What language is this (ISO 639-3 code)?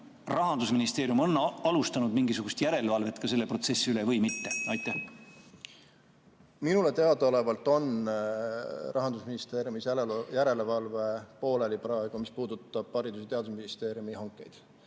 est